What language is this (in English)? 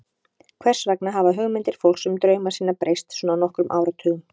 Icelandic